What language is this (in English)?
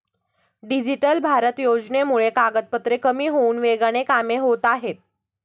Marathi